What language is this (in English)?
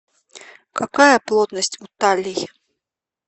Russian